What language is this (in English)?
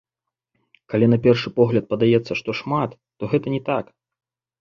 Belarusian